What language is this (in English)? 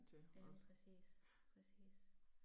Danish